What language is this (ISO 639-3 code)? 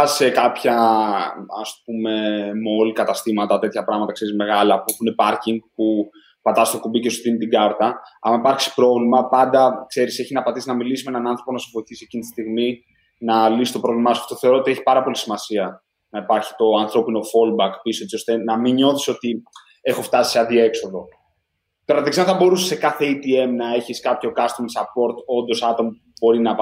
ell